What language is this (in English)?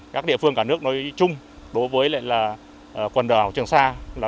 Vietnamese